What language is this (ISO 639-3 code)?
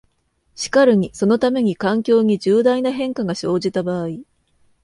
jpn